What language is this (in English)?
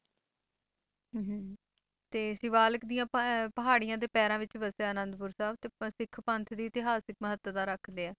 Punjabi